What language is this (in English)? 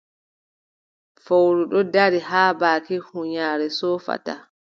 Adamawa Fulfulde